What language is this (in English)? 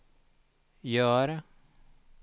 Swedish